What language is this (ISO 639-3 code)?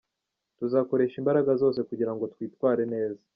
kin